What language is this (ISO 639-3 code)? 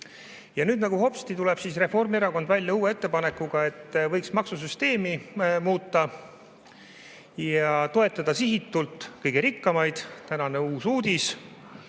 est